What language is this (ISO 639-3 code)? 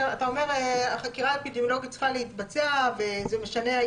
heb